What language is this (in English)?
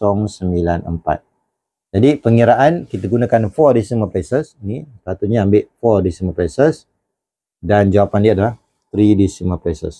Malay